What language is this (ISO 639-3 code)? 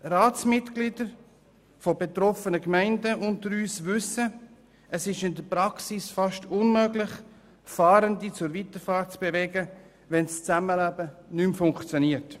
gsw